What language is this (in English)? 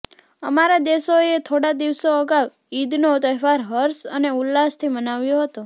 Gujarati